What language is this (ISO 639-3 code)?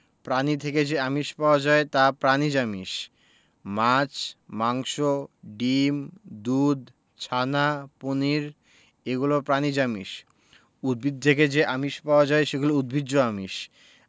ben